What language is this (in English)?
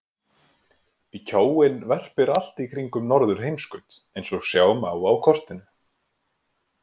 Icelandic